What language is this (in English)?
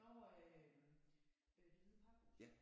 Danish